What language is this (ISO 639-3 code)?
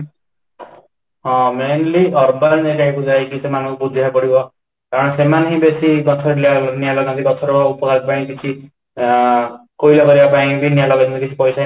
ori